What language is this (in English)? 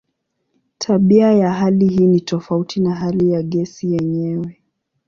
Swahili